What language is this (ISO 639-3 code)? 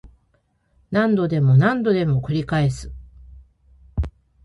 jpn